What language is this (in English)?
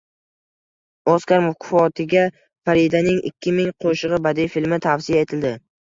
Uzbek